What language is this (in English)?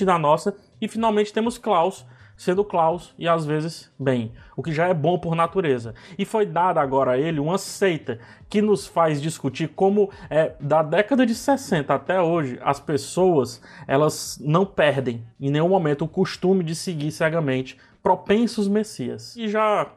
Portuguese